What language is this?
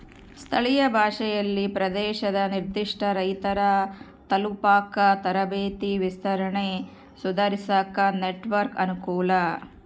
Kannada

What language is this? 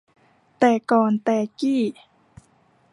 Thai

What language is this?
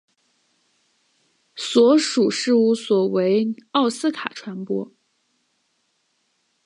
Chinese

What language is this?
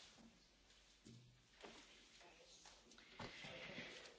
Croatian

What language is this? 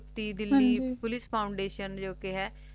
Punjabi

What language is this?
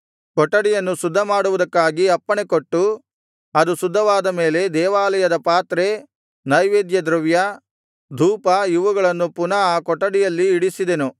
Kannada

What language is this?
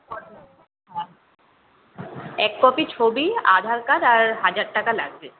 Bangla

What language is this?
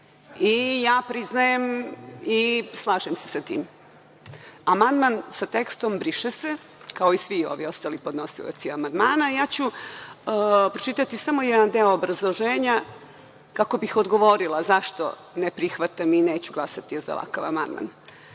Serbian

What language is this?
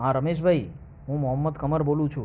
Gujarati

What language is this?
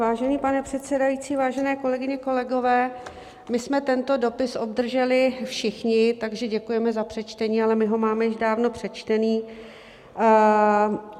Czech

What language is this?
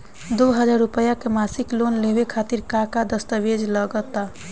Bhojpuri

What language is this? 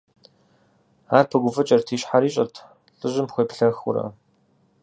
Kabardian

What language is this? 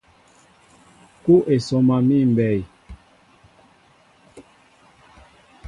Mbo (Cameroon)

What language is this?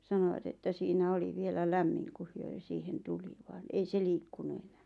Finnish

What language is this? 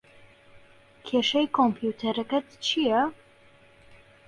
Central Kurdish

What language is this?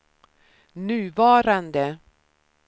Swedish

